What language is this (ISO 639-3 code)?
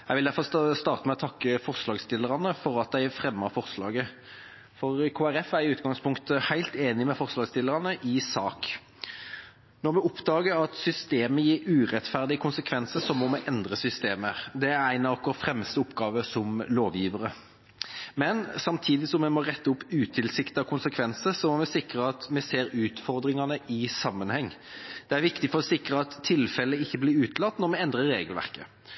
nob